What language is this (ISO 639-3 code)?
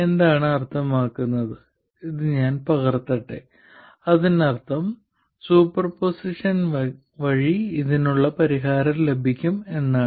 mal